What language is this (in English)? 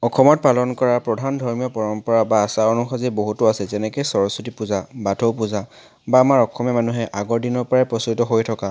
Assamese